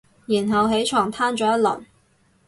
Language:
Cantonese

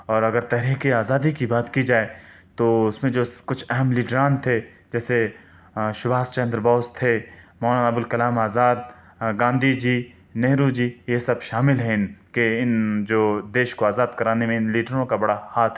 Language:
Urdu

